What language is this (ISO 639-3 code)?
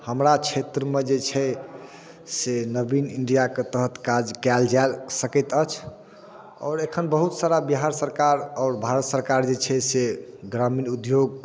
mai